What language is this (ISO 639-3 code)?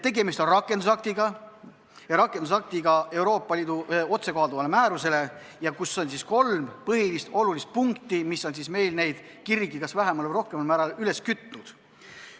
est